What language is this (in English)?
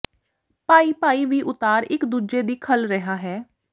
Punjabi